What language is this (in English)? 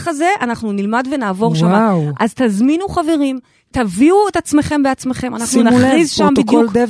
Hebrew